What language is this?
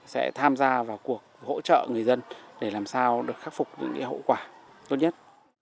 Vietnamese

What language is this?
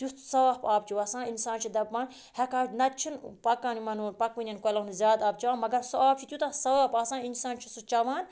Kashmiri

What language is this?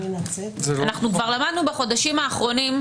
Hebrew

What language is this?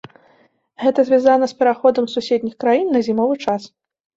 Belarusian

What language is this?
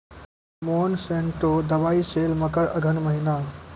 Maithili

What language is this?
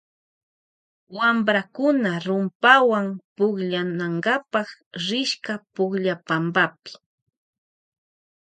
Loja Highland Quichua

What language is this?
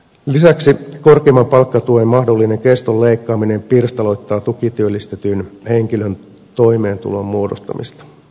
Finnish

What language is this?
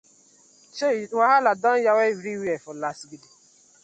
Nigerian Pidgin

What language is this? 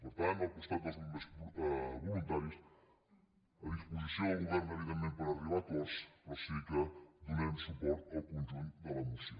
Catalan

